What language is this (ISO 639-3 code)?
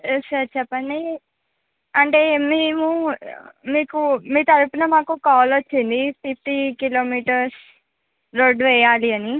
tel